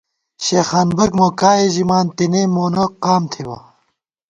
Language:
Gawar-Bati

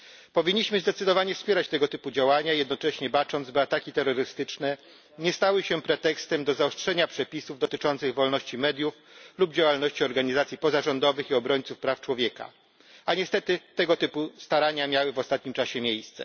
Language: Polish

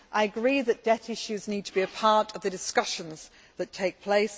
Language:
English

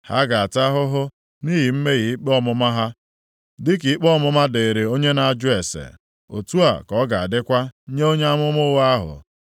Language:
Igbo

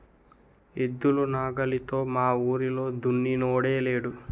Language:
Telugu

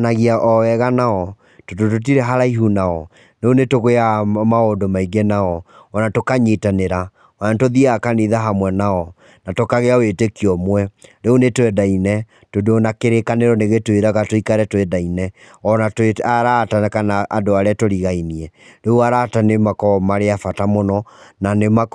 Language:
Kikuyu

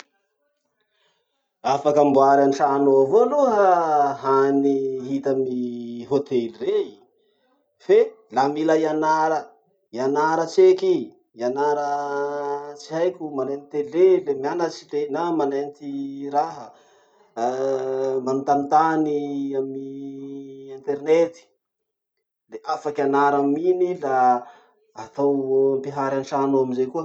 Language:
Masikoro Malagasy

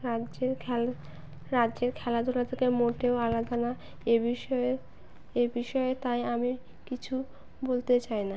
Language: Bangla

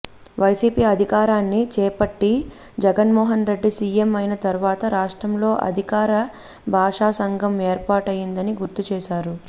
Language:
Telugu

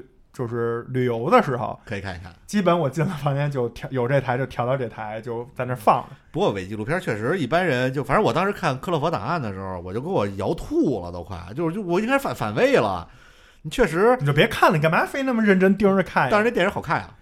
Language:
Chinese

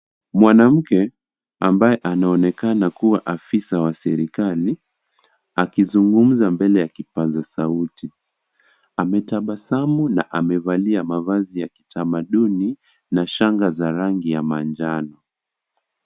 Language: Swahili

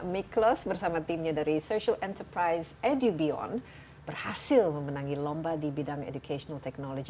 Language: Indonesian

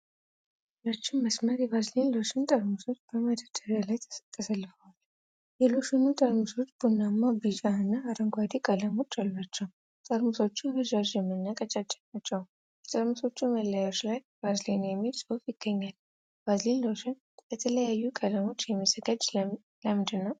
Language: Amharic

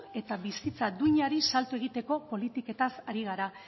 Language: Basque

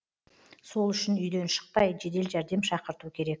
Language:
Kazakh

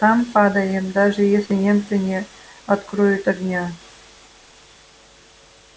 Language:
Russian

